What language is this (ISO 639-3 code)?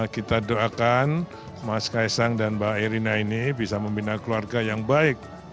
ind